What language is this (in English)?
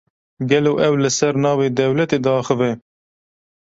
Kurdish